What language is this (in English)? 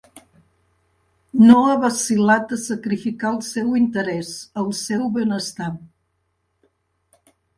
Catalan